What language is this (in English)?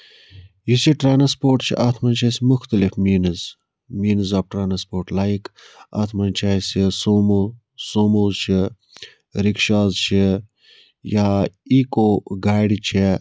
Kashmiri